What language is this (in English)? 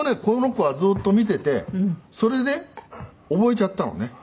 Japanese